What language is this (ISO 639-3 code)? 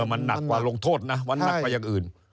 tha